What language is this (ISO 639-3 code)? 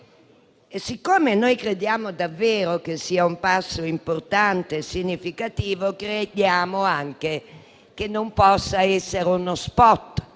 ita